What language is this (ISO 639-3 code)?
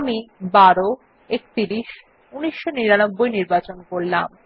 ben